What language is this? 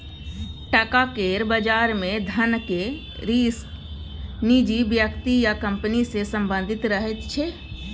Maithili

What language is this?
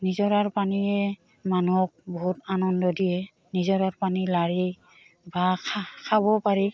Assamese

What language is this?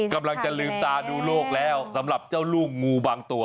Thai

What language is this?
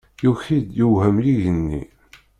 Kabyle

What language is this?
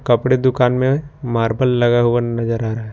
Hindi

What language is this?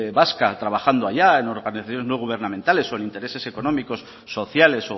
Spanish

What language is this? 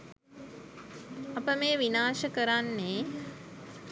Sinhala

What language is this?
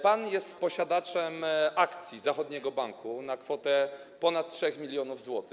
Polish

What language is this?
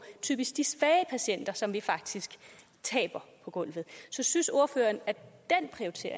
Danish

